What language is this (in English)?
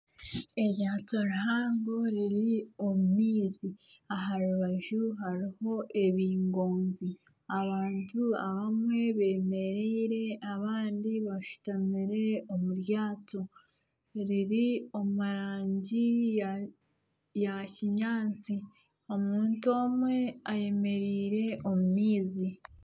Nyankole